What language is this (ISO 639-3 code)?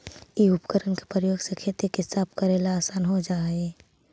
mag